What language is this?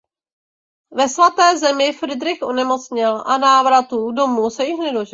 Czech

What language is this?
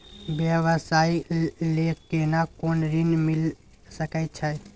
Maithili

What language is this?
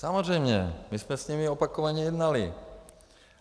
Czech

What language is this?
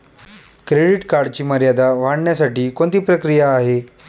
Marathi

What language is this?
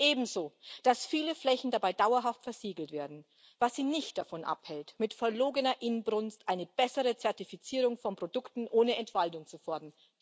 German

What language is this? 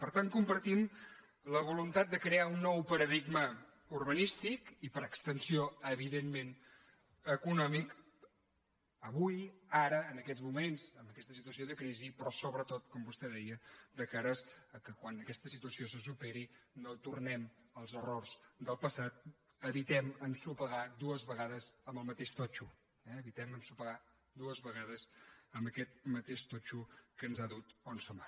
Catalan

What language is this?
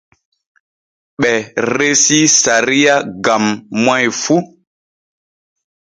Borgu Fulfulde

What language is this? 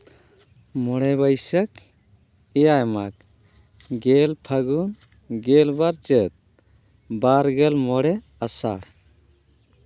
Santali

